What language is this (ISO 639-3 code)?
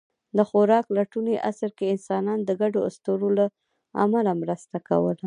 pus